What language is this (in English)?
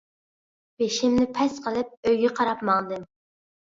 Uyghur